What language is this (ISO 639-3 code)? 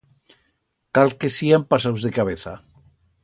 arg